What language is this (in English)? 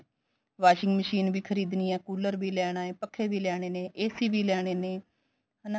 Punjabi